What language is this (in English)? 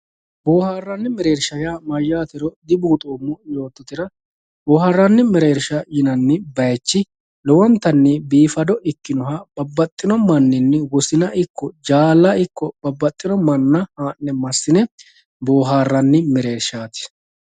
Sidamo